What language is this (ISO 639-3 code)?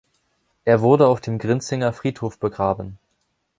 deu